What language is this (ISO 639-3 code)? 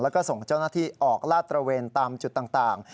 tha